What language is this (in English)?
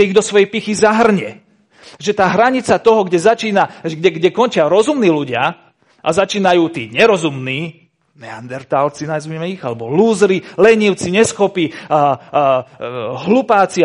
Slovak